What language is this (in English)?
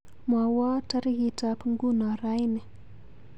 Kalenjin